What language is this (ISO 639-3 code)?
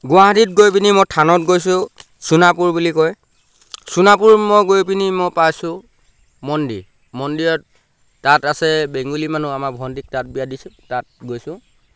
asm